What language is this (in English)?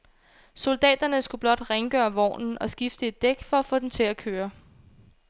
Danish